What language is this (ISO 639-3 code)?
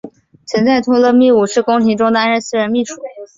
zho